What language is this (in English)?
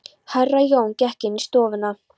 Icelandic